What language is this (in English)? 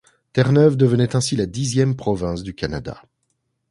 French